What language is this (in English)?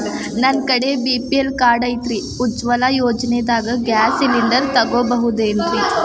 Kannada